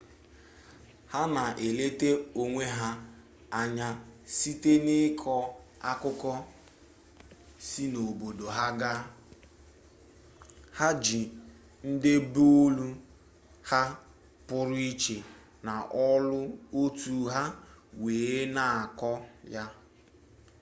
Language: Igbo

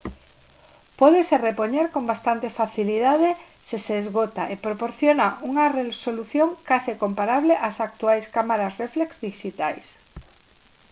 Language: Galician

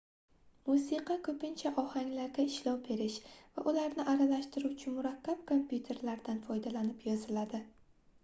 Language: Uzbek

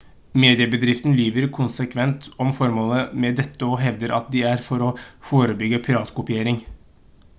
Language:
Norwegian Bokmål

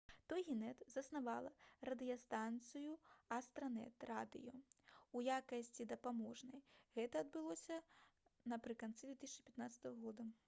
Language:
Belarusian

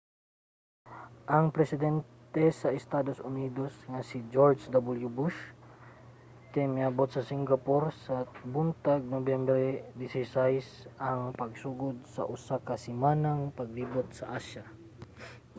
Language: Cebuano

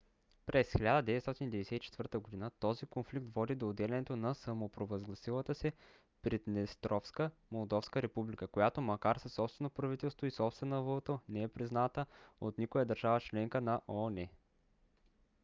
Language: Bulgarian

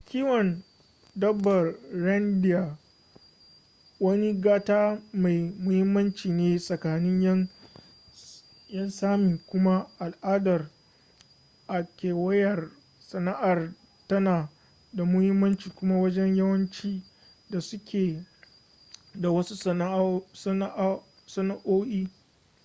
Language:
Hausa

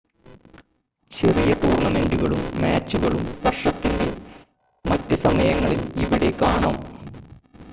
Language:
Malayalam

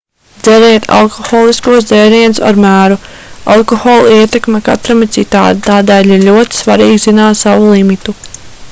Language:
Latvian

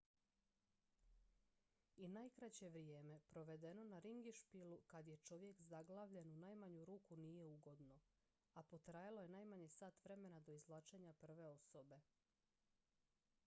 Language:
Croatian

